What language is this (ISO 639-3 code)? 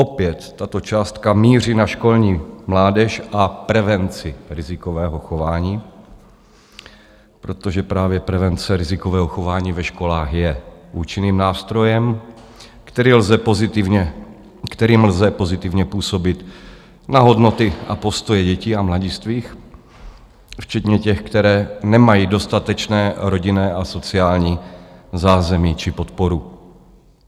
ces